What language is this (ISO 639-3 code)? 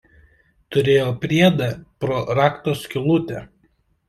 lit